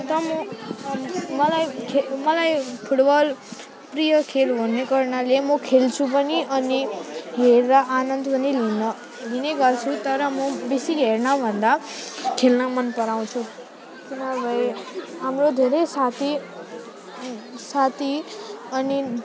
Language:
Nepali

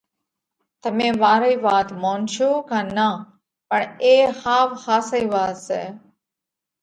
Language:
Parkari Koli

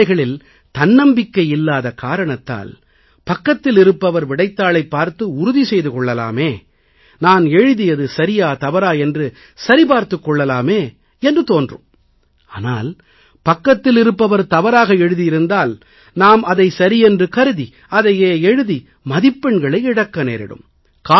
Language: Tamil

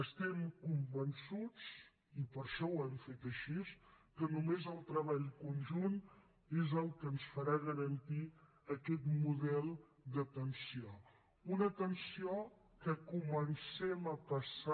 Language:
Catalan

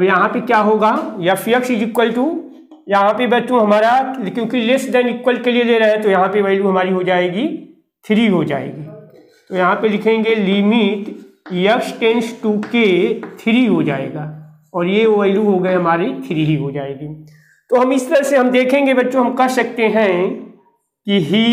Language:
Hindi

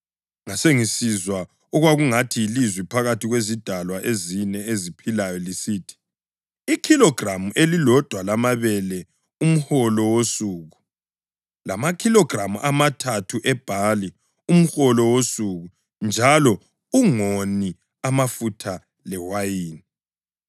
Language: North Ndebele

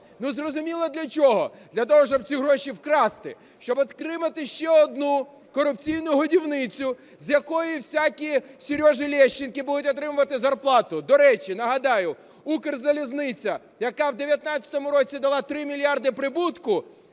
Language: Ukrainian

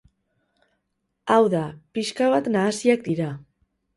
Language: Basque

